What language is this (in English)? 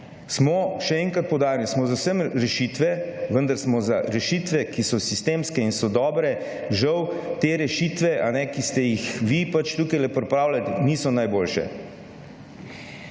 Slovenian